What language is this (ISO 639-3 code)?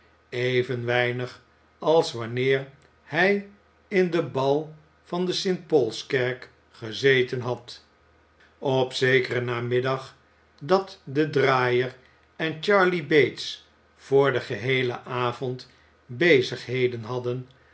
nld